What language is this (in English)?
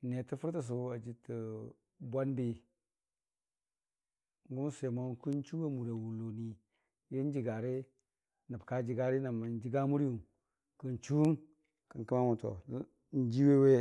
Dijim-Bwilim